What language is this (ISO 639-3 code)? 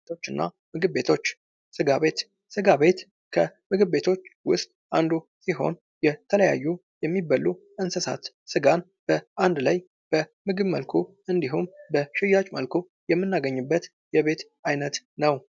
amh